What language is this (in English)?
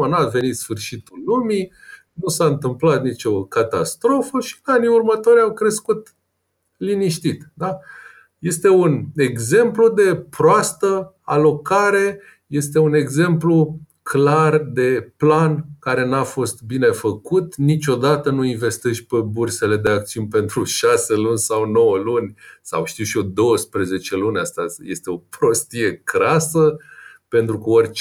Romanian